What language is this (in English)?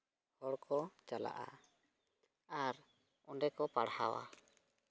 Santali